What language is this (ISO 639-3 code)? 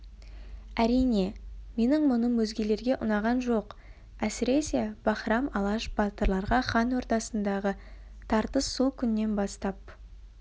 kaz